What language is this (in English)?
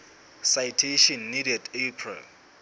Southern Sotho